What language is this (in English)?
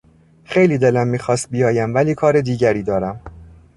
Persian